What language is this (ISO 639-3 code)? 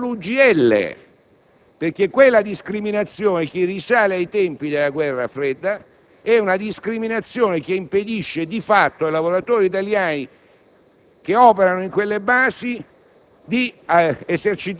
ita